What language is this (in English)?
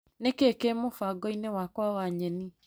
Kikuyu